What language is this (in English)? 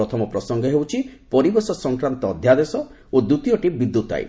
Odia